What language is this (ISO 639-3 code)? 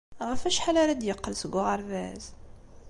kab